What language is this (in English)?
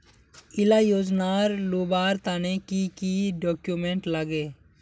Magahi